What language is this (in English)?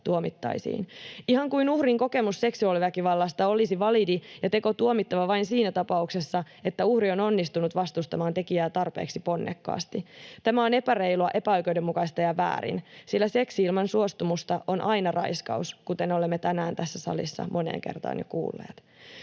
Finnish